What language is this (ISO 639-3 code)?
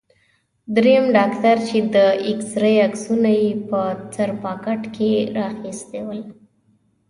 pus